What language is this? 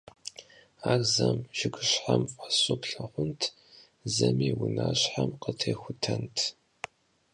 Kabardian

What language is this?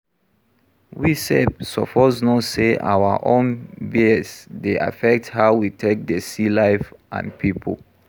Nigerian Pidgin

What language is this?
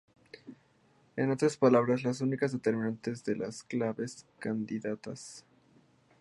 Spanish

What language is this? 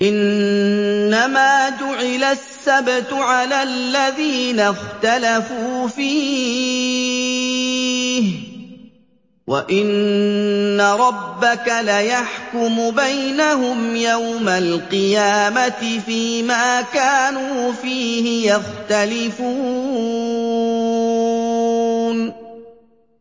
Arabic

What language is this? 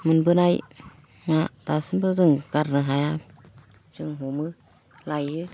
Bodo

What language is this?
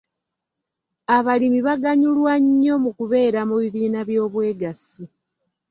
Ganda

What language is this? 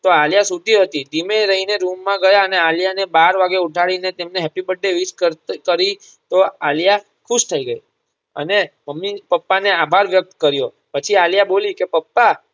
Gujarati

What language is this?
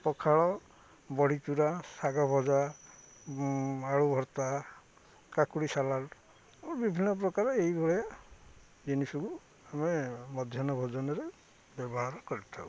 Odia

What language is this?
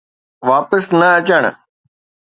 Sindhi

